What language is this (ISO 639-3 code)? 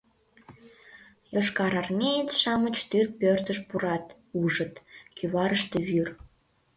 chm